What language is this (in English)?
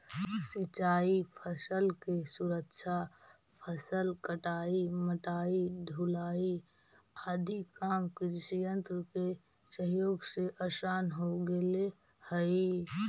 Magahi